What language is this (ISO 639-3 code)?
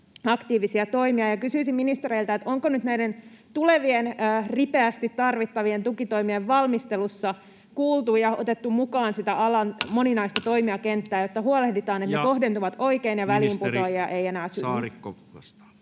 fin